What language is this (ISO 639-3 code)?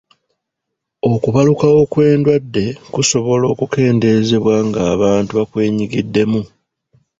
lug